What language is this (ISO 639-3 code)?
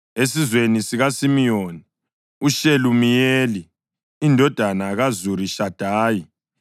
nde